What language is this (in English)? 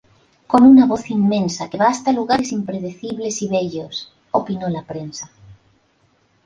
Spanish